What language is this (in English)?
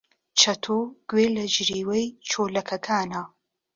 Central Kurdish